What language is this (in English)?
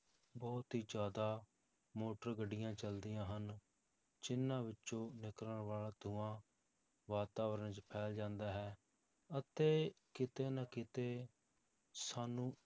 Punjabi